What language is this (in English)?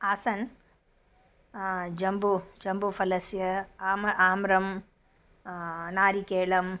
Sanskrit